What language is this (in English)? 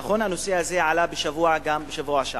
Hebrew